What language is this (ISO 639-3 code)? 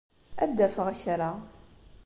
kab